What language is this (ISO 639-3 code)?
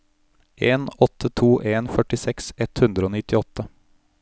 nor